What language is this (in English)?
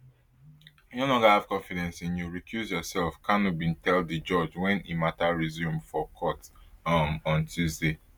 Nigerian Pidgin